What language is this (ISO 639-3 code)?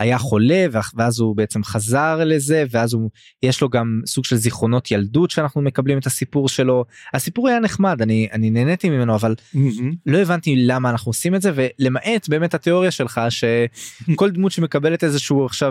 heb